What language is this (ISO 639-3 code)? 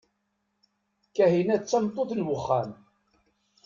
kab